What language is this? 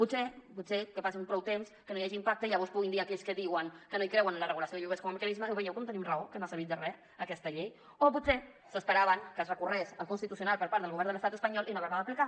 Catalan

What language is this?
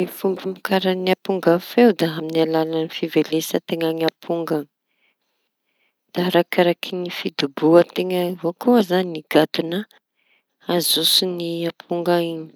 Tanosy Malagasy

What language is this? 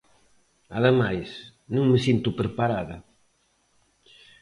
Galician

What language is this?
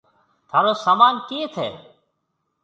Marwari (Pakistan)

